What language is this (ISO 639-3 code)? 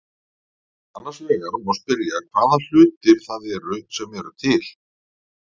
isl